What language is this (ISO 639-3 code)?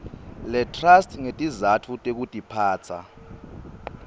ssw